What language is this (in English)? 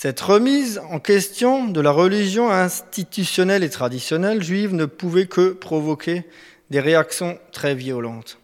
French